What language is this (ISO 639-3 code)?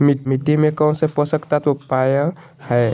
mag